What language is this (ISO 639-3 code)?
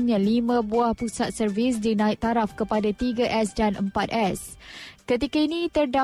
msa